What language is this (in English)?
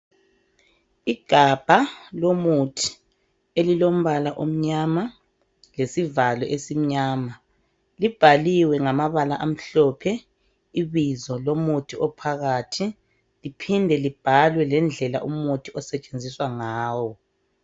North Ndebele